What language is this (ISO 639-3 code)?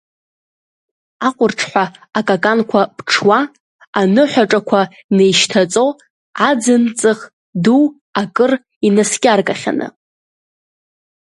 abk